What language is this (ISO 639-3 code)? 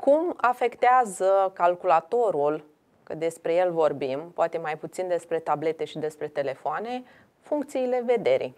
ron